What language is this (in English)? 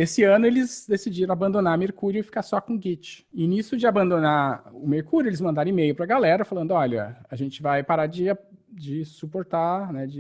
Portuguese